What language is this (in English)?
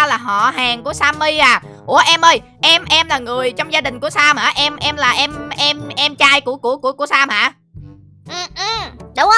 Vietnamese